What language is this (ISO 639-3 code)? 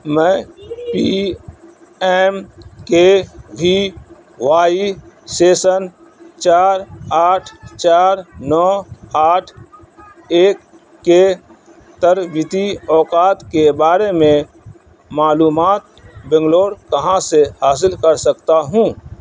urd